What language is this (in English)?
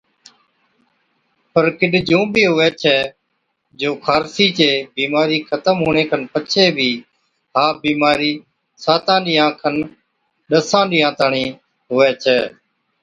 Od